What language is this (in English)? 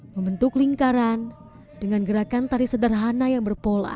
Indonesian